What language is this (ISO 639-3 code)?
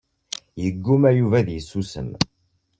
kab